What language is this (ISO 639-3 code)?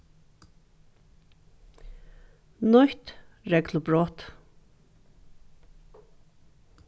fao